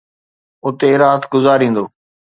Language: Sindhi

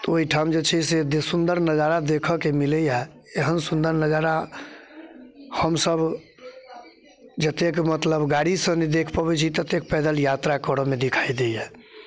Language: Maithili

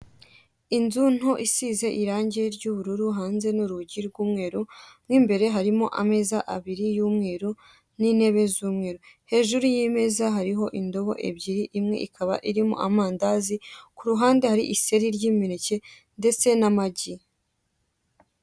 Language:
Kinyarwanda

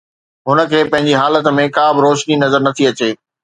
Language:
Sindhi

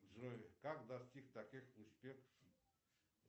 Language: Russian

